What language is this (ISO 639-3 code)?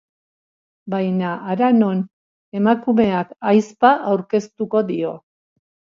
eus